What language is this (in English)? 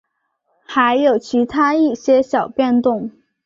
Chinese